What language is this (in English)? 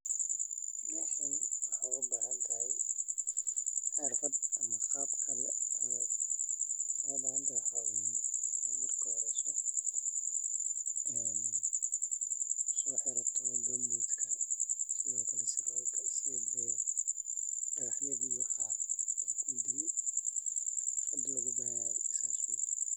Somali